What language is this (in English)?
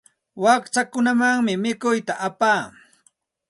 Santa Ana de Tusi Pasco Quechua